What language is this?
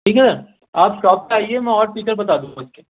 Urdu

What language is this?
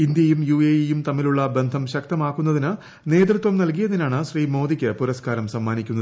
Malayalam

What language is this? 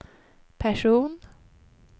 Swedish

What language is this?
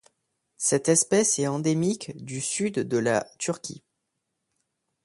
French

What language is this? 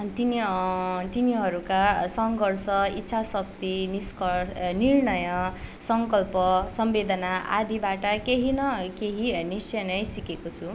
Nepali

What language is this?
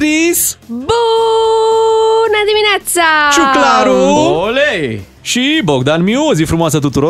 Romanian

